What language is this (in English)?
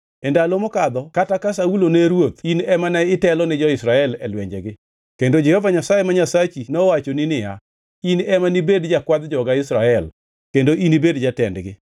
Luo (Kenya and Tanzania)